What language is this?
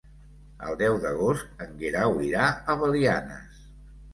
Catalan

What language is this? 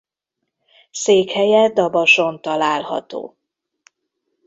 Hungarian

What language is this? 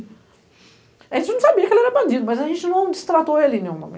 Portuguese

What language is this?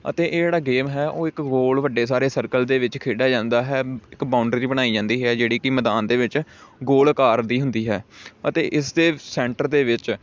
Punjabi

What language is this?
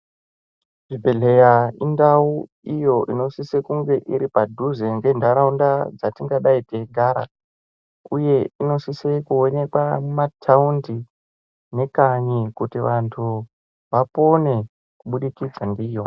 Ndau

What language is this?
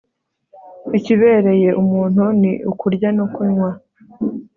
Kinyarwanda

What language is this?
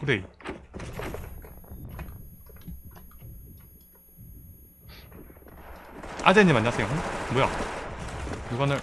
Korean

